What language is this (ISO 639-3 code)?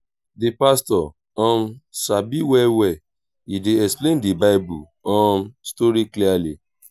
pcm